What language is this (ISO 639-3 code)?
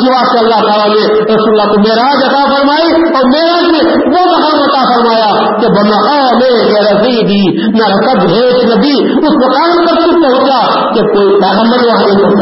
urd